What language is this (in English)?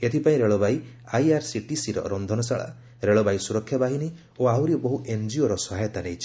Odia